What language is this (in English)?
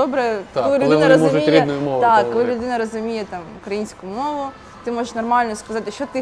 Ukrainian